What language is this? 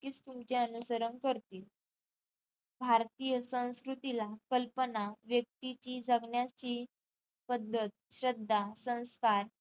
Marathi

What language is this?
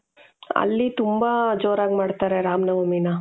Kannada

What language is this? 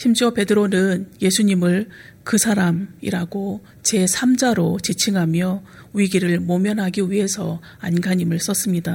Korean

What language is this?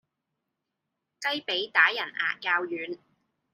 Cantonese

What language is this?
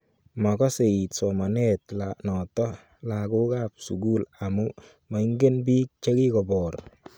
Kalenjin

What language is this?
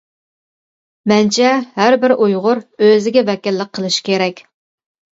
Uyghur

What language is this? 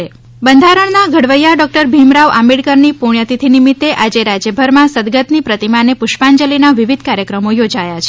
Gujarati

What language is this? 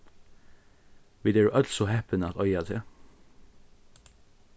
Faroese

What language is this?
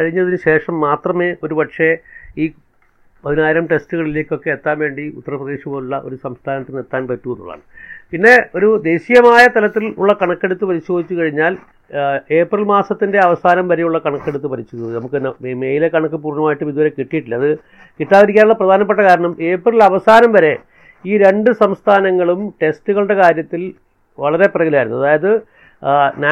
Malayalam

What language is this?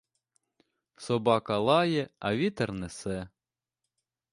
Ukrainian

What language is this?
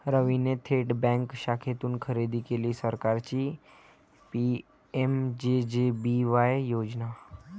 Marathi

